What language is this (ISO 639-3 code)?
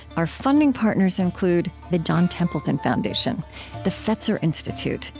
eng